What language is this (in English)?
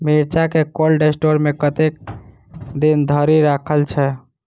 Maithili